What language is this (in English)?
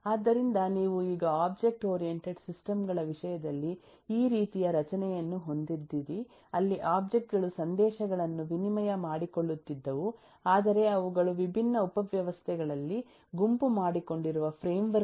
Kannada